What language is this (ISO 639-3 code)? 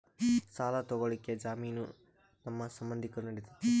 kan